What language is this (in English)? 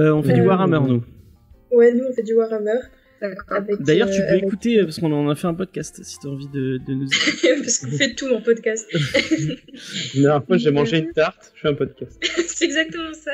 French